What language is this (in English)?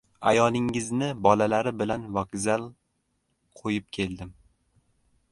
Uzbek